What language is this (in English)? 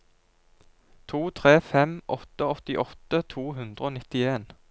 Norwegian